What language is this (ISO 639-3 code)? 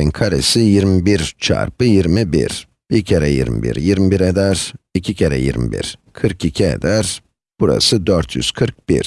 tur